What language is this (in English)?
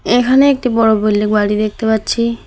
Bangla